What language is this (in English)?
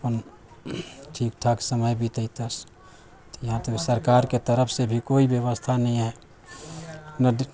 Maithili